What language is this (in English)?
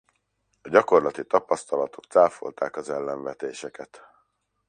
Hungarian